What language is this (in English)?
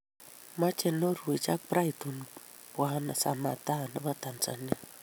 Kalenjin